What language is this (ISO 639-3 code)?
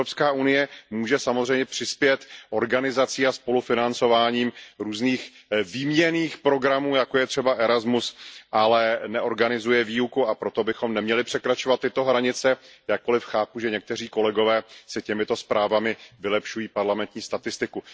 ces